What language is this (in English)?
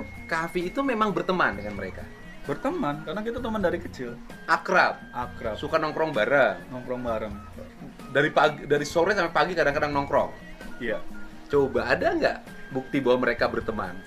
Indonesian